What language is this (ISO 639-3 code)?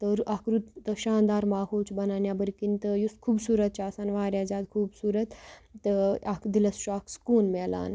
kas